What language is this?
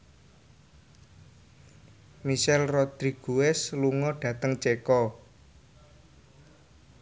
Javanese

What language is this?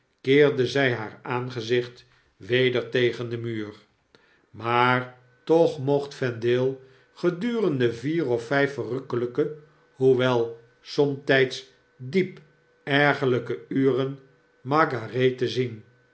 Dutch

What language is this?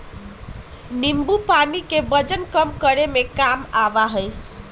Magahi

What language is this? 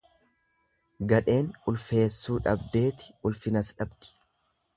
Oromo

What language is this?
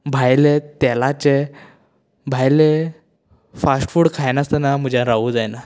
Konkani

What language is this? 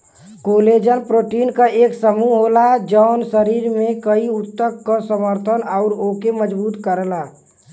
Bhojpuri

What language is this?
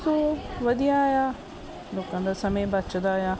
Punjabi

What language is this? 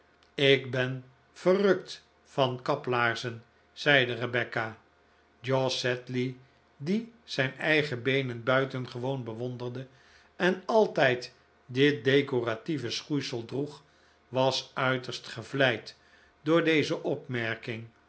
Dutch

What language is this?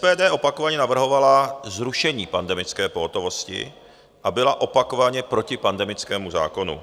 Czech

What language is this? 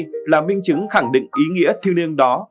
Vietnamese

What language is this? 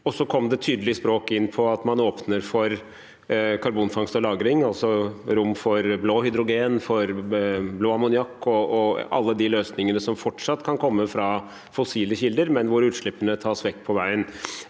Norwegian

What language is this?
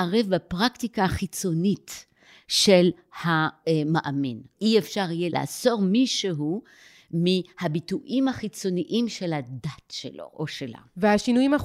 Hebrew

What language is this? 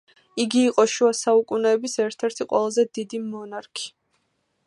Georgian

